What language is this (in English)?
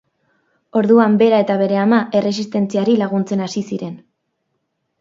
Basque